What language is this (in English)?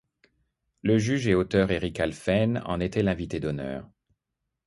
French